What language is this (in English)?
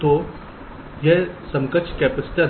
Hindi